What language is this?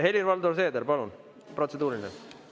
Estonian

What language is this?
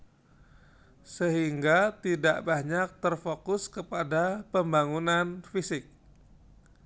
Javanese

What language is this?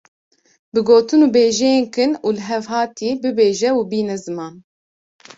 Kurdish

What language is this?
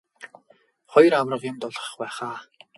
Mongolian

